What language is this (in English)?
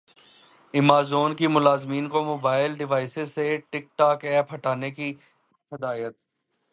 Urdu